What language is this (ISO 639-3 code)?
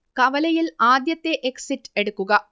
mal